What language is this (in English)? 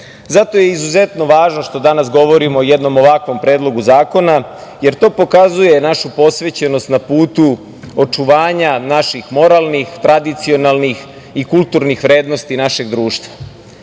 Serbian